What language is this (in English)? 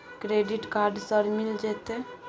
Maithili